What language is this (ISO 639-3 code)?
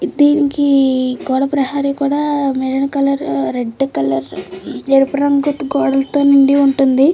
tel